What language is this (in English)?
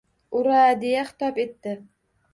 Uzbek